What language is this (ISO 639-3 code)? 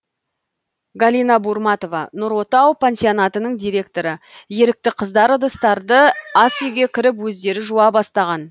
kaz